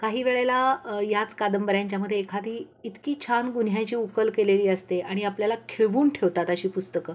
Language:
Marathi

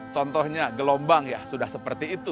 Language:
Indonesian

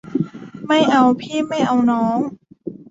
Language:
Thai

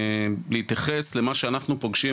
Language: Hebrew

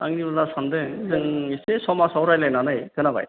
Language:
Bodo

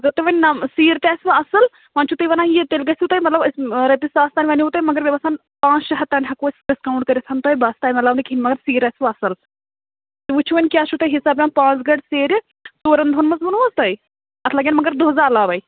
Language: Kashmiri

